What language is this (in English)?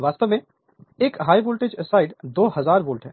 Hindi